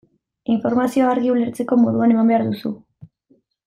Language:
Basque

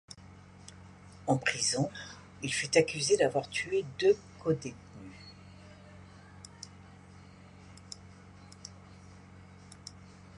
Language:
French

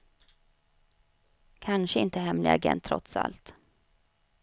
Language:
Swedish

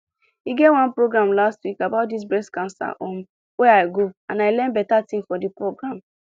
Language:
Nigerian Pidgin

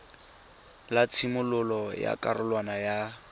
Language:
Tswana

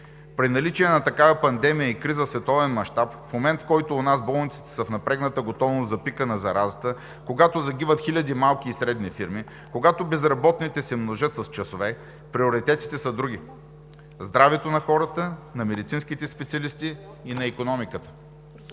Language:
Bulgarian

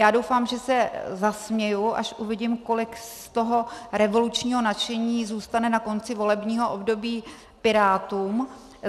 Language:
Czech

